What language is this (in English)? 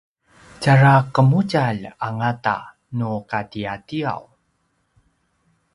Paiwan